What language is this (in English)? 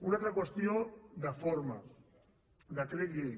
Catalan